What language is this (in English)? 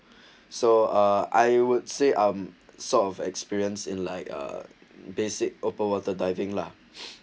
English